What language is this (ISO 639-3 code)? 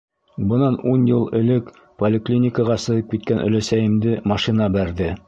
bak